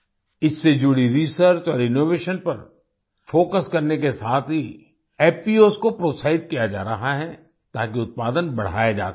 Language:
Hindi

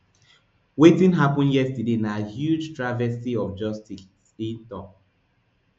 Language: Nigerian Pidgin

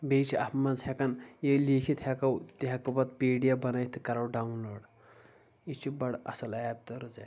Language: Kashmiri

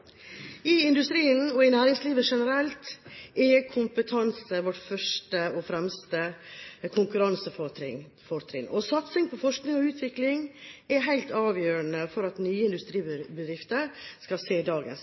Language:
Norwegian Bokmål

